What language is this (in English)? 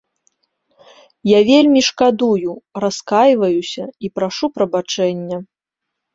Belarusian